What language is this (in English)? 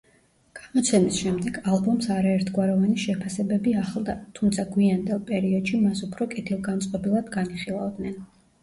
Georgian